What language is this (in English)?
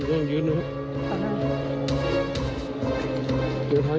Thai